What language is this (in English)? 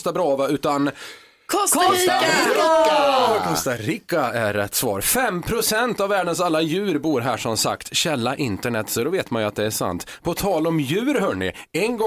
Swedish